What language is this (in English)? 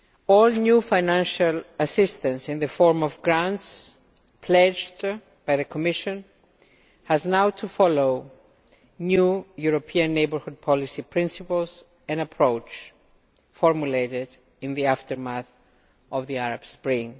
English